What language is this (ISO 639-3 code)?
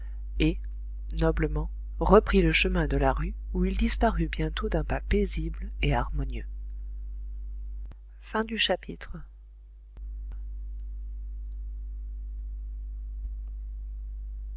fra